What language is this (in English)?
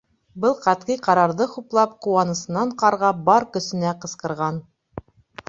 Bashkir